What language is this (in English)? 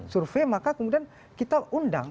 Indonesian